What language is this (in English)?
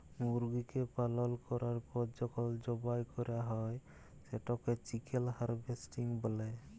Bangla